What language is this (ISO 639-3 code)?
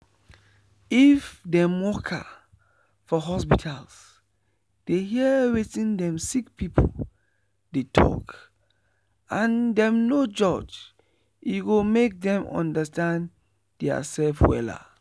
pcm